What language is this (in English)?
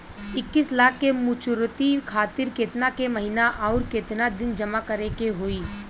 Bhojpuri